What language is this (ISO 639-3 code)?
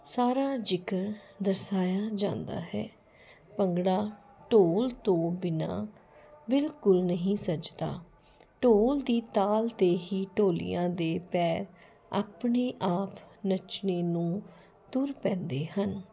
pan